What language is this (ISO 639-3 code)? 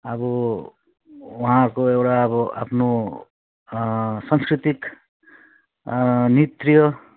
nep